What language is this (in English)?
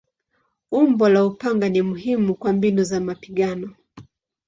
Swahili